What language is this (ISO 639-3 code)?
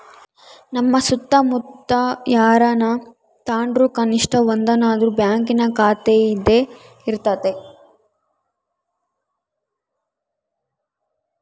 kan